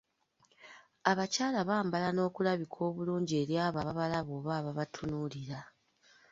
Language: Ganda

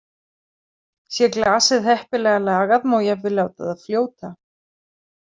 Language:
Icelandic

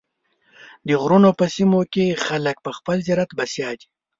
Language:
Pashto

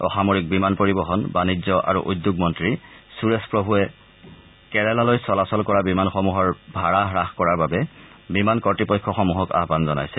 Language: Assamese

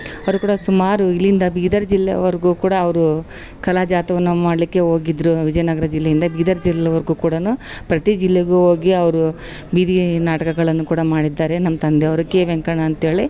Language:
Kannada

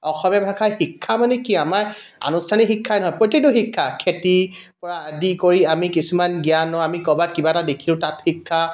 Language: Assamese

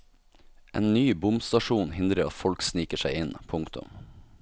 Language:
Norwegian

